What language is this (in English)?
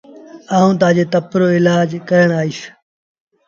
Sindhi Bhil